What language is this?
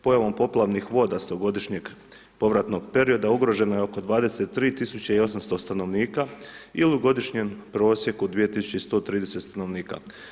Croatian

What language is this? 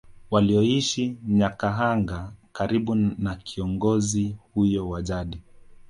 Swahili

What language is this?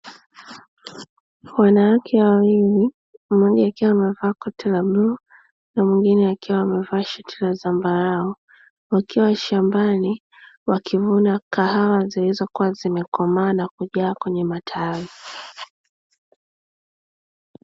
Swahili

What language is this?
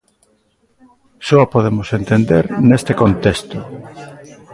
Galician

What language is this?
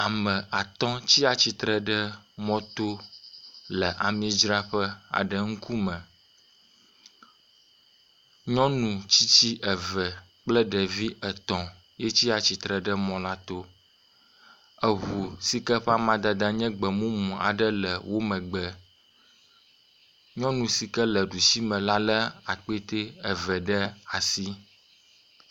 Ewe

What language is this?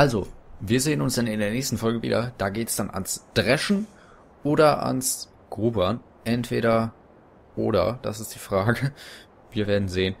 German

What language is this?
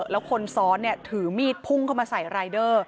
Thai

